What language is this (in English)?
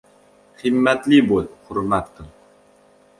Uzbek